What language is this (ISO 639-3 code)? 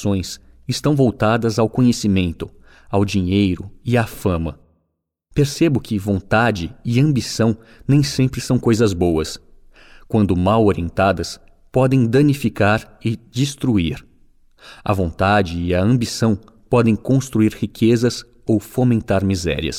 por